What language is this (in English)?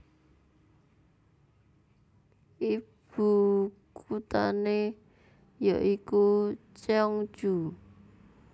Javanese